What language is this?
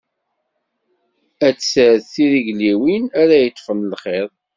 Kabyle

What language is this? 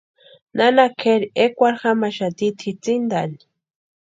Western Highland Purepecha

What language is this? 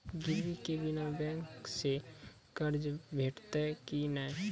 Maithili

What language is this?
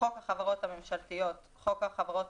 Hebrew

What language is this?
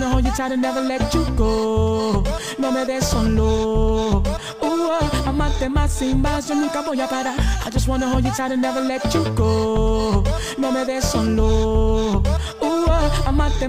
Dutch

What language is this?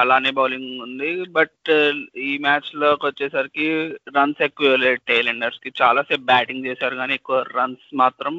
Telugu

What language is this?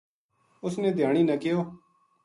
Gujari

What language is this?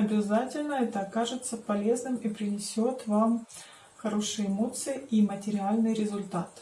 Russian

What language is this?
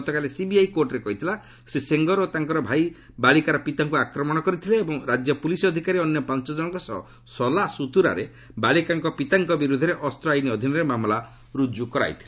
Odia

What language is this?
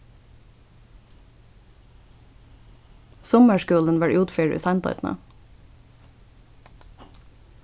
Faroese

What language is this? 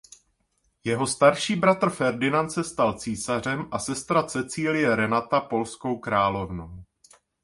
Czech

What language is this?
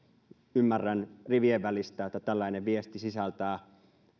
Finnish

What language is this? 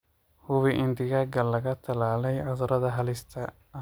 Somali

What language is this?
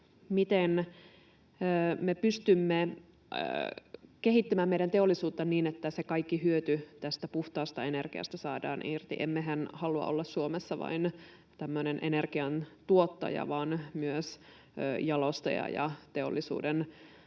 Finnish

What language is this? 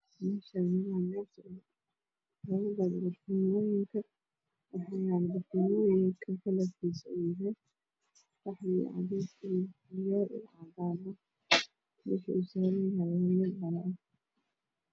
Somali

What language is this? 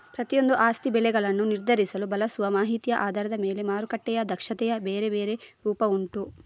Kannada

